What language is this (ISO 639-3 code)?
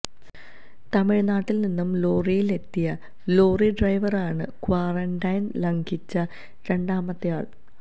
mal